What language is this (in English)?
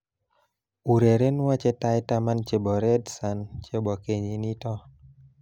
Kalenjin